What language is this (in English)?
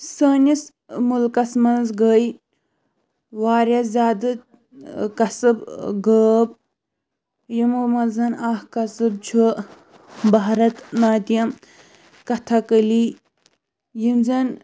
Kashmiri